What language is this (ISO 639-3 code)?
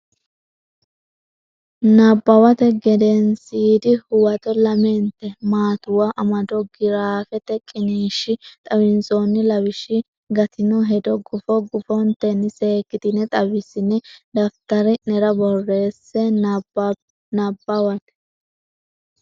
sid